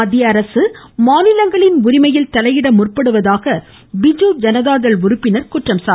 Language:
Tamil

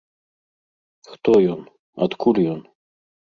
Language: Belarusian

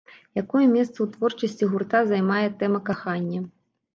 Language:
Belarusian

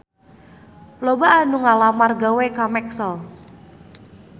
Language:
Sundanese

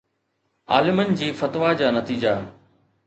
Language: Sindhi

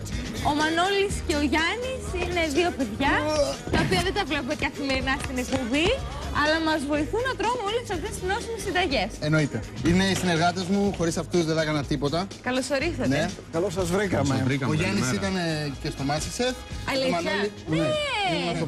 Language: Greek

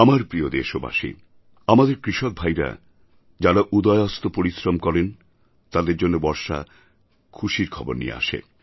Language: Bangla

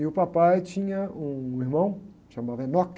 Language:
Portuguese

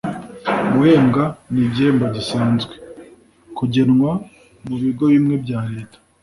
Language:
Kinyarwanda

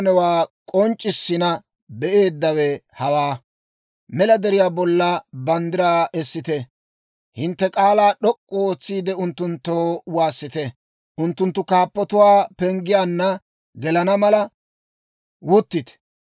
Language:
Dawro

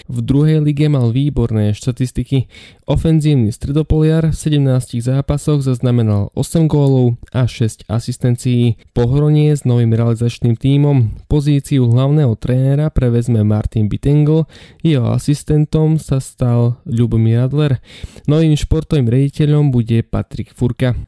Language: Slovak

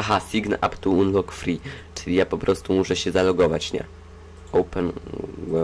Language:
Polish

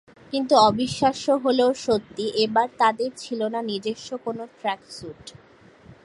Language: Bangla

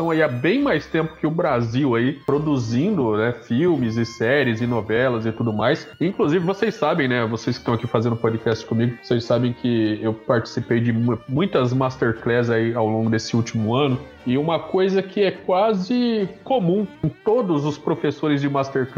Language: Portuguese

